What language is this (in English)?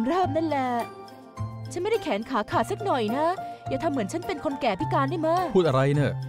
Thai